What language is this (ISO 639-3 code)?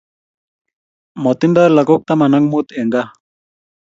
kln